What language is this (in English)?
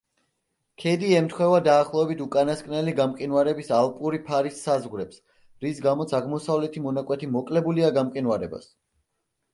Georgian